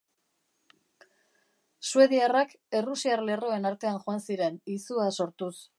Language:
Basque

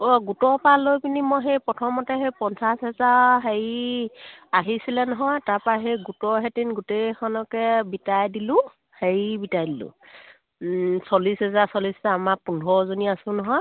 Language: Assamese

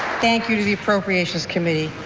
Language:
English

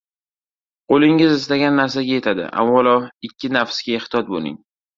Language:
Uzbek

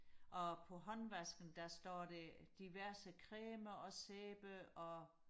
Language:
Danish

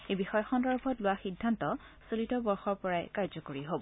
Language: Assamese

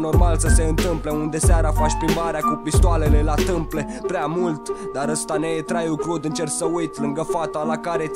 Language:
Romanian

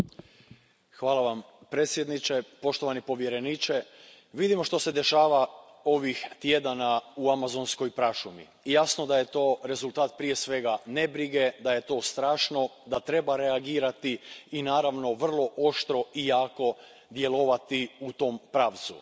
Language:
Croatian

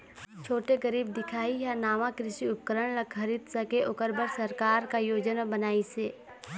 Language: Chhattisgarhi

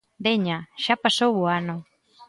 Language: Galician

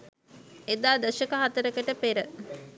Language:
Sinhala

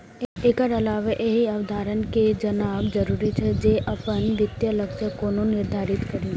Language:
Maithili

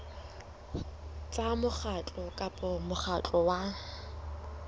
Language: Southern Sotho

